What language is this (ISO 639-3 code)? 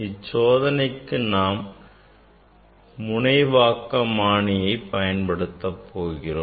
tam